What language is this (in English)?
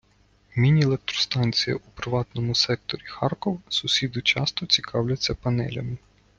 Ukrainian